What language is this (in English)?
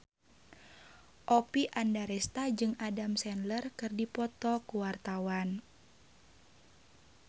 Sundanese